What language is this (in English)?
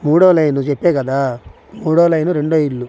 Telugu